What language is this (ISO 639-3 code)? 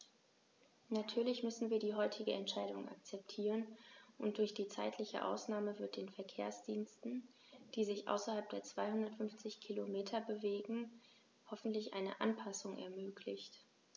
deu